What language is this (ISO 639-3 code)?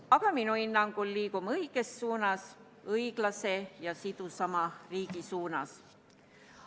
est